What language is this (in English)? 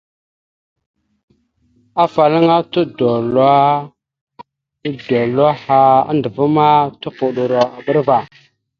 Mada (Cameroon)